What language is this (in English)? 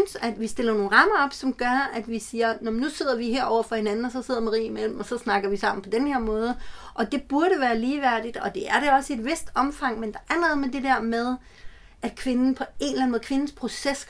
Danish